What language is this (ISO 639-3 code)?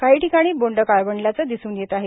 mar